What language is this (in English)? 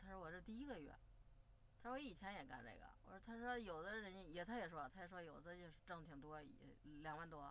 Chinese